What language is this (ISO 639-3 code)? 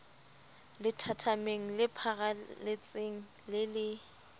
sot